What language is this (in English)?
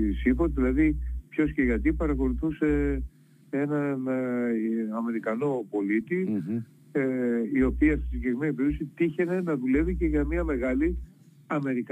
Greek